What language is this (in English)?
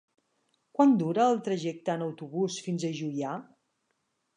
Catalan